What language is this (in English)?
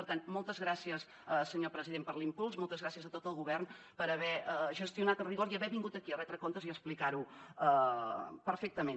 Catalan